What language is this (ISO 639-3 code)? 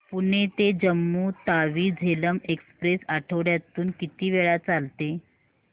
mar